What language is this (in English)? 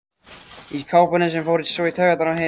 Icelandic